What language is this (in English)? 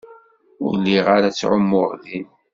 Kabyle